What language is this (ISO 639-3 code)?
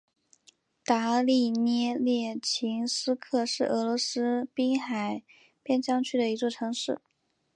zho